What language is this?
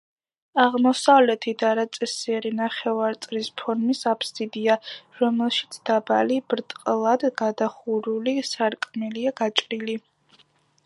Georgian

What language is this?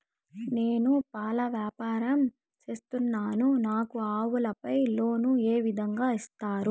Telugu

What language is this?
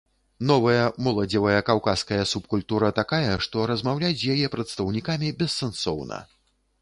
Belarusian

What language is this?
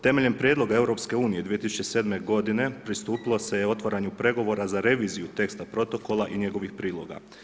Croatian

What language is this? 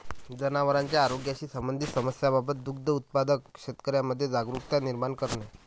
Marathi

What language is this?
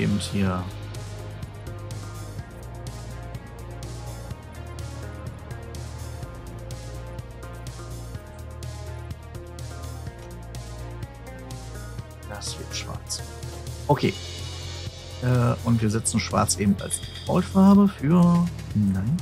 German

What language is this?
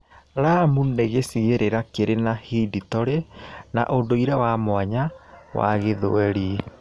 Kikuyu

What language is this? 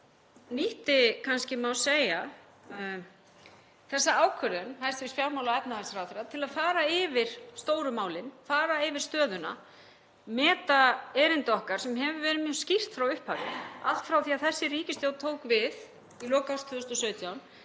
Icelandic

